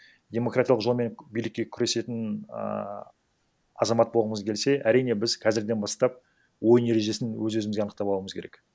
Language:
Kazakh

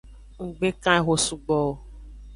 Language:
Aja (Benin)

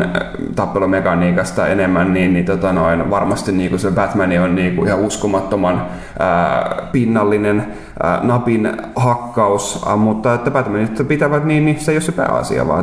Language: Finnish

